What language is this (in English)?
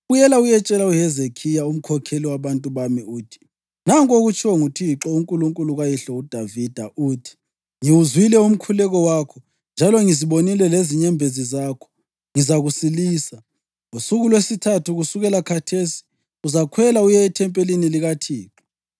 North Ndebele